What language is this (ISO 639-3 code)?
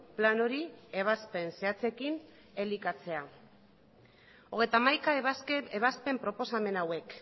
eus